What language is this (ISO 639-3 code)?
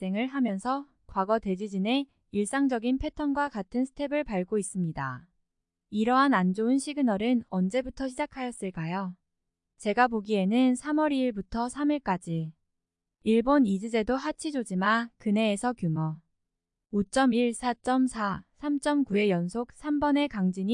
kor